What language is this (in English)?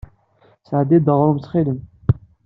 Kabyle